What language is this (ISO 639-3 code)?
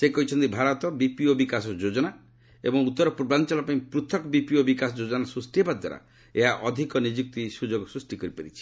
ori